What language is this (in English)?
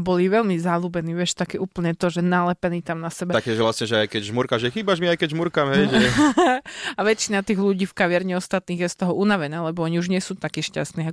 Slovak